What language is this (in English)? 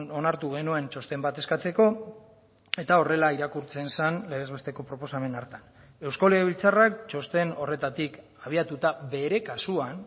Basque